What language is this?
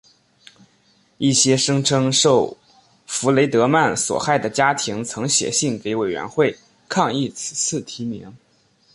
Chinese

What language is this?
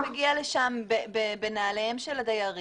Hebrew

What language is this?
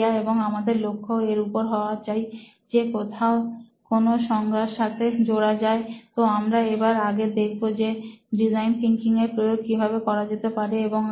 Bangla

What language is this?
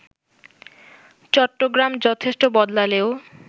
Bangla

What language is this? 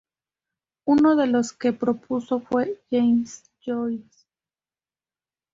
Spanish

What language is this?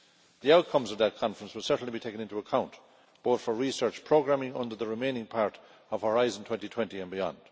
English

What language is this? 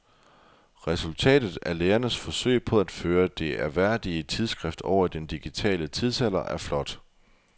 Danish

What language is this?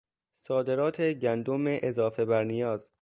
Persian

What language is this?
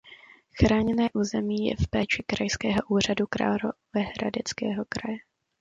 Czech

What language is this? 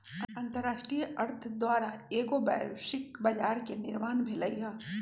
Magahi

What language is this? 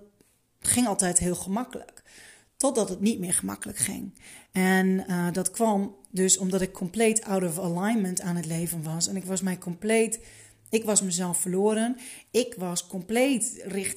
Dutch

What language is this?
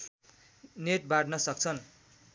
Nepali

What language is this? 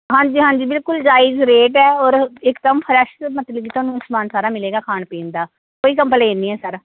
Punjabi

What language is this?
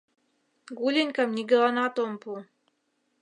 Mari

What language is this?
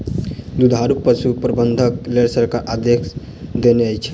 Maithili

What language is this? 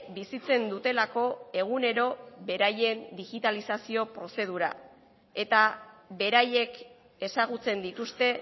Basque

